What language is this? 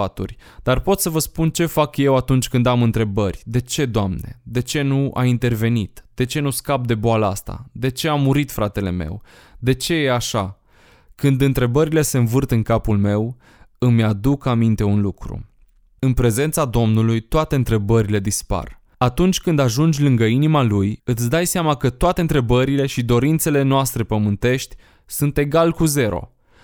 Romanian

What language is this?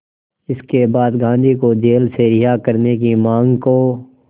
Hindi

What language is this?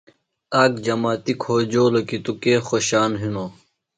Phalura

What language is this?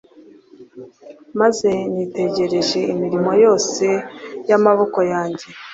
Kinyarwanda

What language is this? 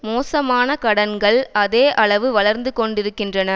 Tamil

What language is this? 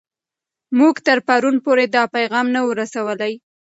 Pashto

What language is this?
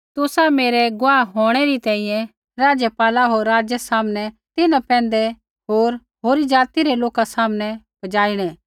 Kullu Pahari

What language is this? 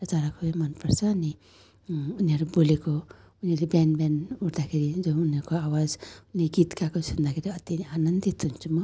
Nepali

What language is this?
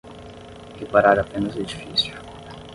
Portuguese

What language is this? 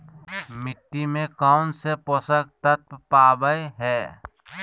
Magahi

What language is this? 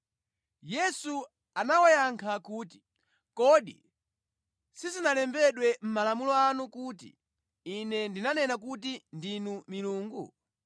Nyanja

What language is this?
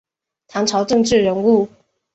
Chinese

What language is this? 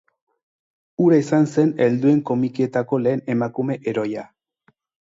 Basque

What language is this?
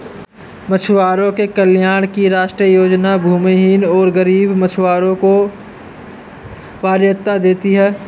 Hindi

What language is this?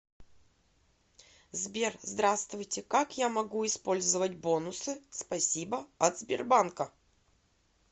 Russian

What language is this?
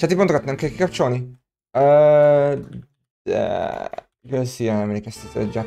Hungarian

